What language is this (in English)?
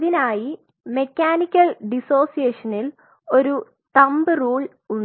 Malayalam